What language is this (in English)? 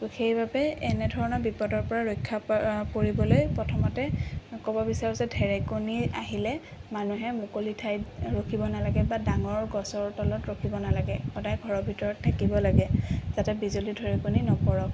Assamese